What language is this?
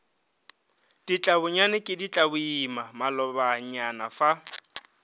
Northern Sotho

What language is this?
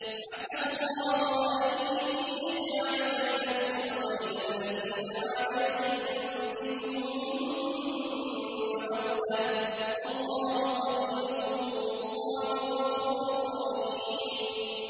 Arabic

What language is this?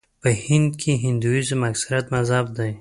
Pashto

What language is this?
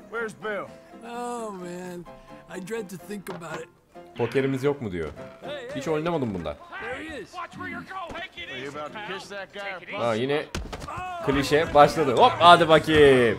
Turkish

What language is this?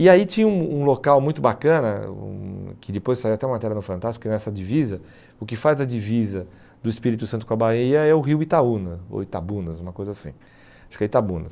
Portuguese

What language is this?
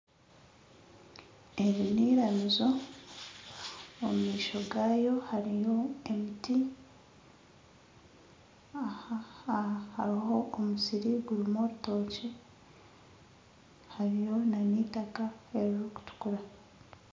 Nyankole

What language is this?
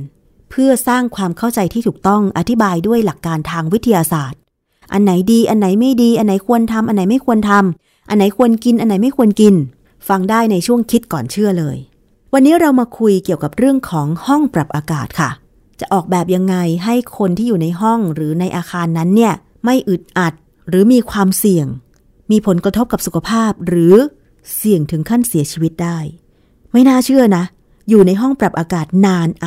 Thai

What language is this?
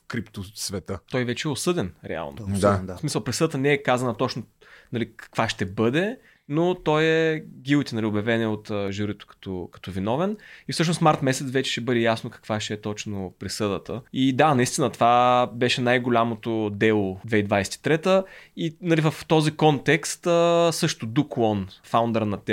Bulgarian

